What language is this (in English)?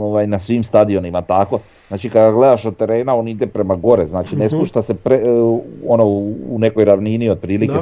Croatian